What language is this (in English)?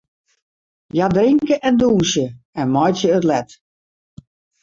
Western Frisian